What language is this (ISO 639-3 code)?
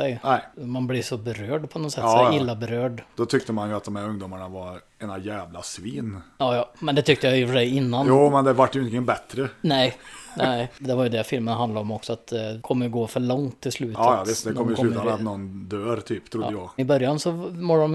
swe